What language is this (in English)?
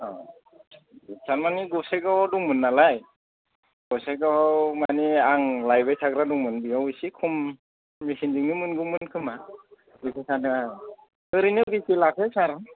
Bodo